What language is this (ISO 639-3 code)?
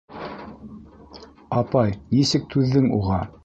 bak